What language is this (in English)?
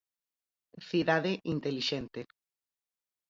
Galician